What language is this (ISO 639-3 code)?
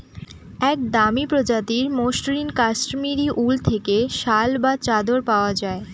ben